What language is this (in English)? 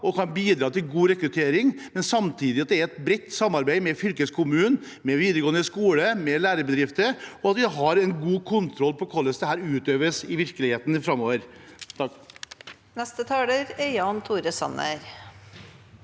Norwegian